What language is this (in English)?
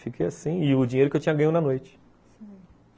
Portuguese